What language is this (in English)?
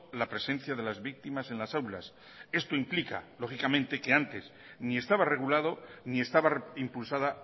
Spanish